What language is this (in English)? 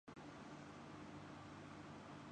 Urdu